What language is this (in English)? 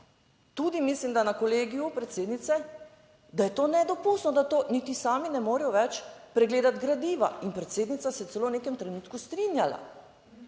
Slovenian